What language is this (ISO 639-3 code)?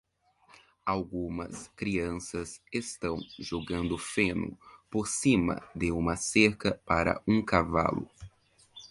por